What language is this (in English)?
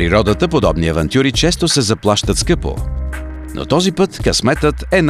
Bulgarian